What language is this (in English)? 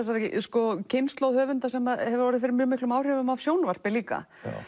Icelandic